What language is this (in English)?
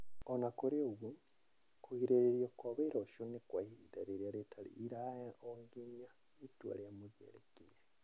Kikuyu